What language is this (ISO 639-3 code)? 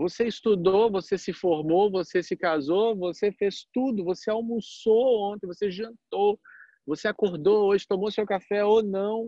por